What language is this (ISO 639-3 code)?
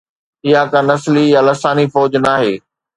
snd